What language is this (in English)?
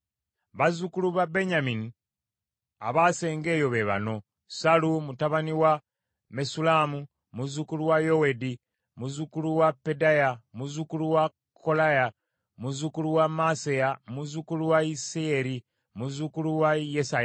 Ganda